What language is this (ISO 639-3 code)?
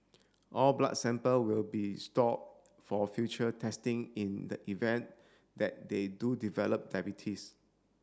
eng